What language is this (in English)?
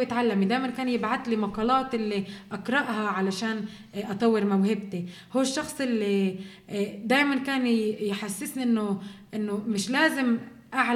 Arabic